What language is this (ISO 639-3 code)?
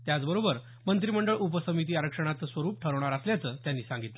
mar